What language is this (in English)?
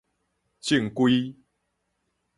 Min Nan Chinese